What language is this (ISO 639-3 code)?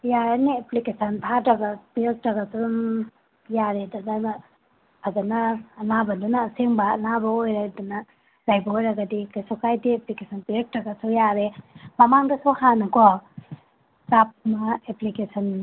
mni